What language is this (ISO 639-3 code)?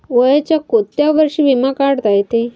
mar